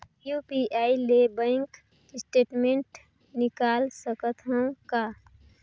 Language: Chhattisgarhi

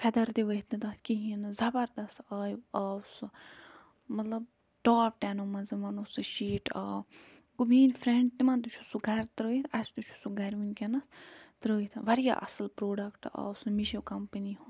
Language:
Kashmiri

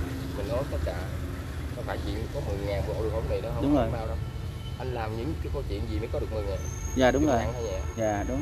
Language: Vietnamese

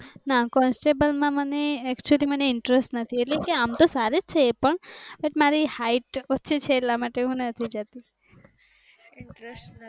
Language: Gujarati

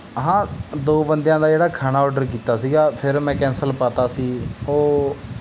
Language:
Punjabi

